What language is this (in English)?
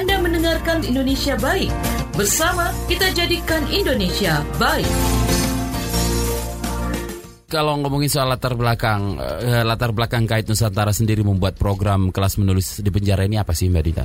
Indonesian